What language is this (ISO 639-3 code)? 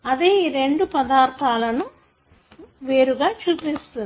tel